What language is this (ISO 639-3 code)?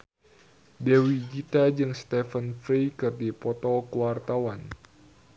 sun